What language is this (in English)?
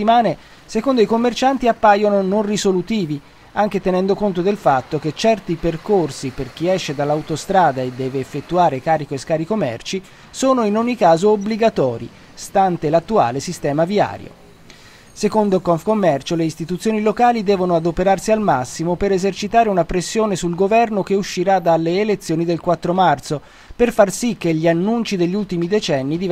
Italian